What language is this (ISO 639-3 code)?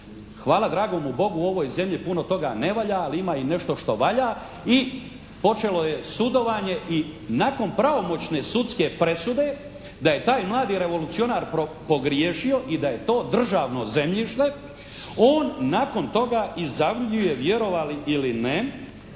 hrv